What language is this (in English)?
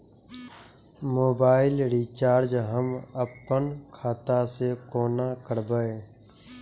Maithili